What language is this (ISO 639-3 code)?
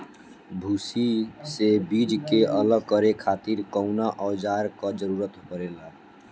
bho